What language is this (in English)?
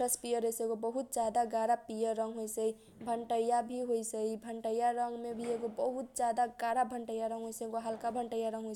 Kochila Tharu